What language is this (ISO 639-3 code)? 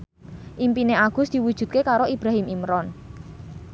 jav